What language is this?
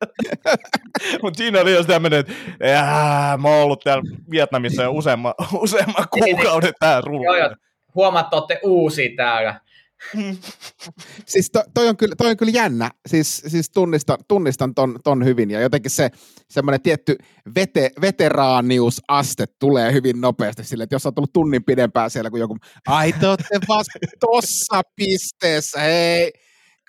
Finnish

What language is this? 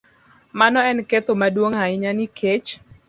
Luo (Kenya and Tanzania)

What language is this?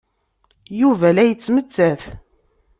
Kabyle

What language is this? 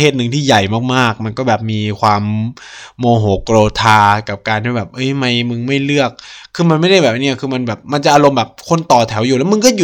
Thai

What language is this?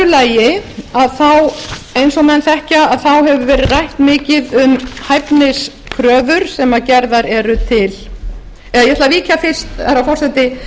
Icelandic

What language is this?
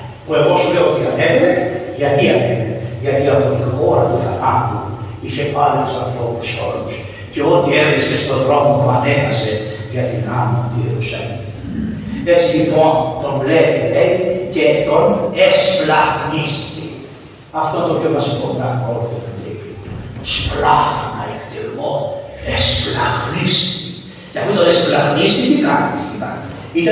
Greek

